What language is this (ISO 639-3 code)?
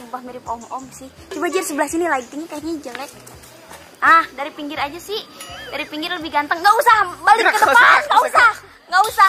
ind